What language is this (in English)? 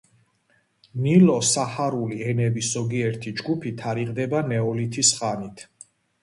Georgian